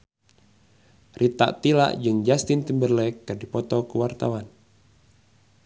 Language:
Sundanese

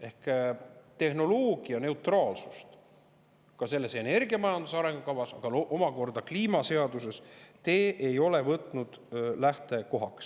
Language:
Estonian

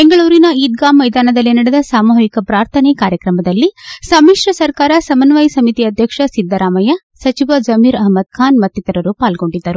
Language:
Kannada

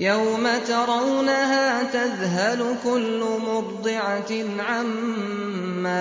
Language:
Arabic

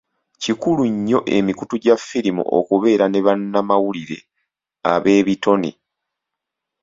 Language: Ganda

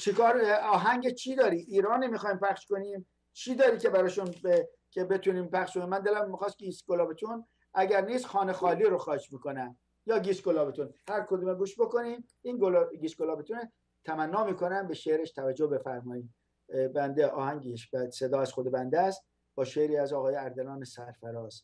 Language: Persian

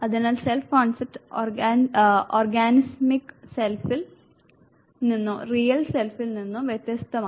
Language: Malayalam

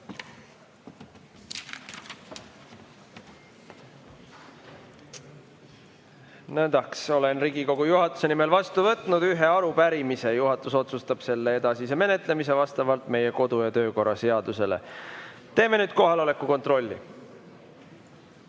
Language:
Estonian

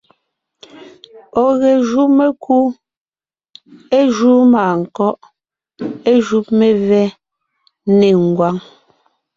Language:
Ngiemboon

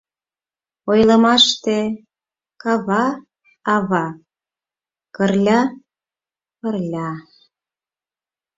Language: Mari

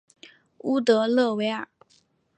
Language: Chinese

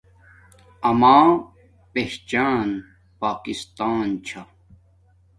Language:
Domaaki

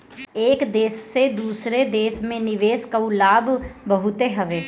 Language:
Bhojpuri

